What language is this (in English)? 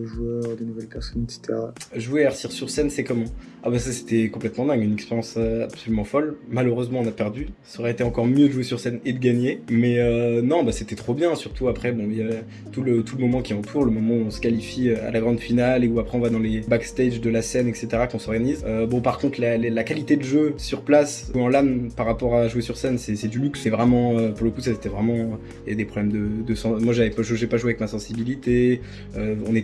French